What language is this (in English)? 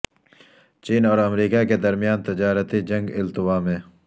Urdu